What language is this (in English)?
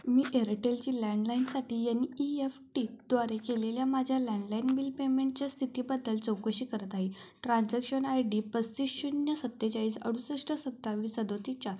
Marathi